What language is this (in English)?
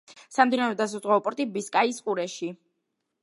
Georgian